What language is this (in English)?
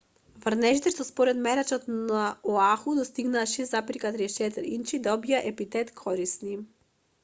Macedonian